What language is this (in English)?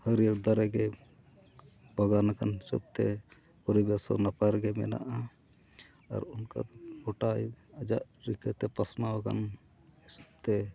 Santali